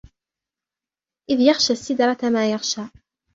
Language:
Arabic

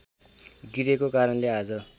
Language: Nepali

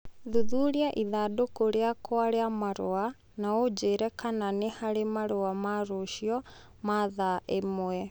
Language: Kikuyu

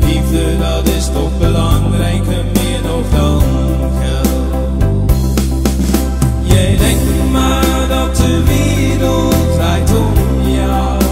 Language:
Dutch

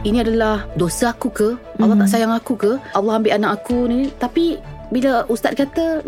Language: Malay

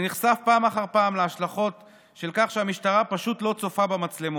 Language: Hebrew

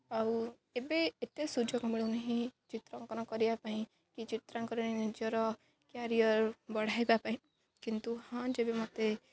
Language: Odia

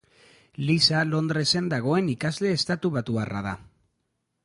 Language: Basque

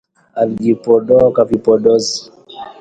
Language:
Swahili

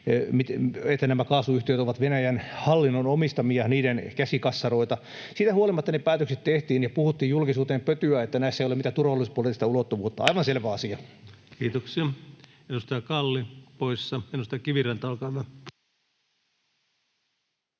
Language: Finnish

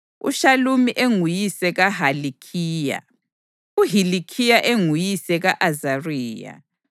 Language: North Ndebele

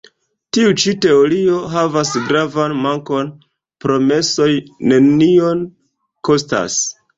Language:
Esperanto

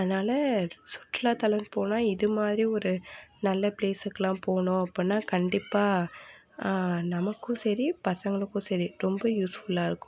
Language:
Tamil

